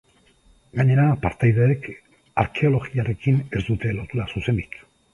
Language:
Basque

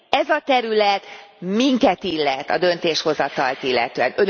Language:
Hungarian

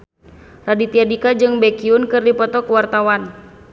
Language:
Sundanese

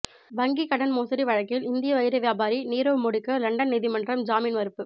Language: Tamil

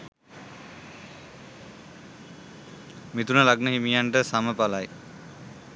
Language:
Sinhala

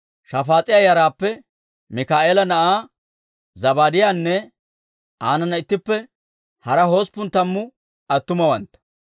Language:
Dawro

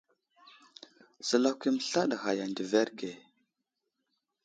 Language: Wuzlam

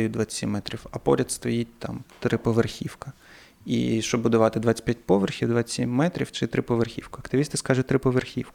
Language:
Ukrainian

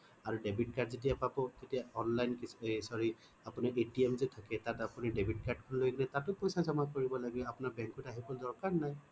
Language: Assamese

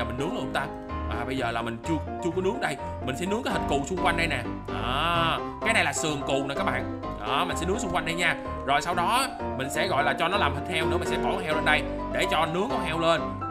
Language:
Vietnamese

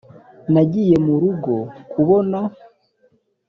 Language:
Kinyarwanda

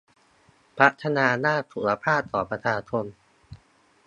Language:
Thai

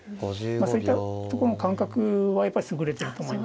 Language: Japanese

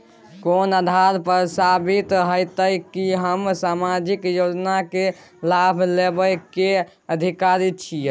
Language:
Maithili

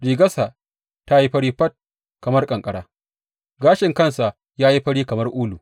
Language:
Hausa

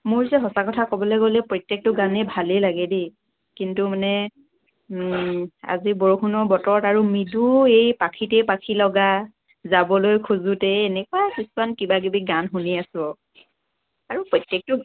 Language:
Assamese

